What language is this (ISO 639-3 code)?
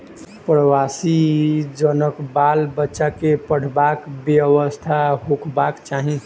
mai